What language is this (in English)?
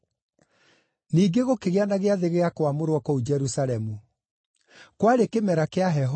Kikuyu